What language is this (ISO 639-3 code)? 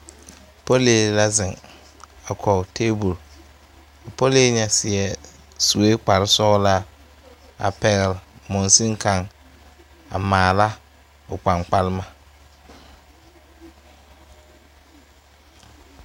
dga